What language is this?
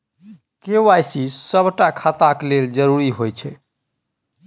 Maithili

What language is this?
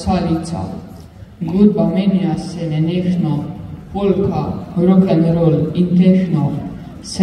Romanian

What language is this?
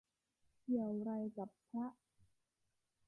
Thai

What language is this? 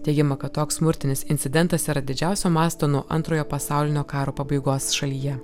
Lithuanian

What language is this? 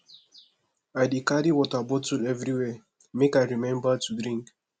Nigerian Pidgin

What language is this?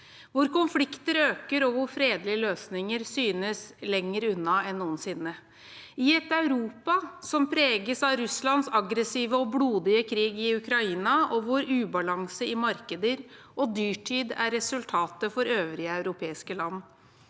Norwegian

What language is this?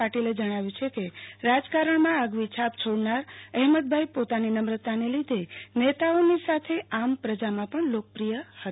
Gujarati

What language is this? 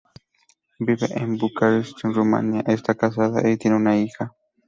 Spanish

